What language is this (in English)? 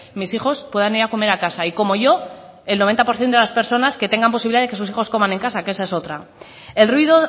Spanish